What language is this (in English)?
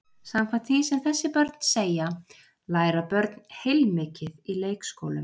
Icelandic